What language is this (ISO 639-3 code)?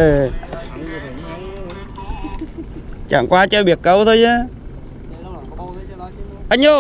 vie